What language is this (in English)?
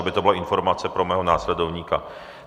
Czech